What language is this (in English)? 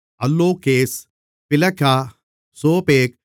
Tamil